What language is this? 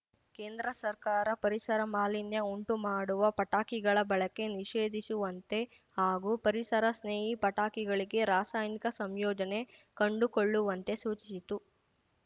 Kannada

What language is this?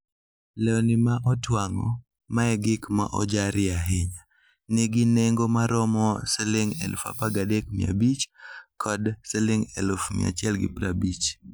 Luo (Kenya and Tanzania)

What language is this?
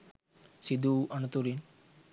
Sinhala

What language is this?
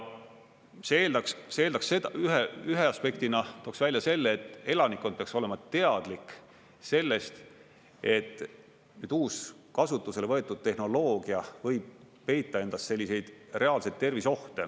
Estonian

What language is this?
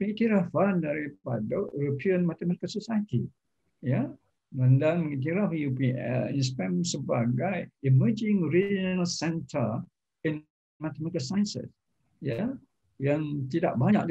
Malay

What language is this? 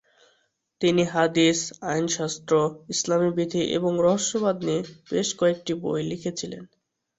Bangla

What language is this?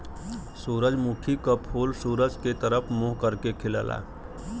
Bhojpuri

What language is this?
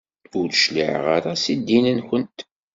Kabyle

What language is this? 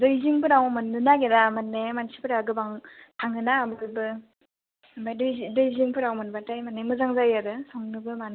Bodo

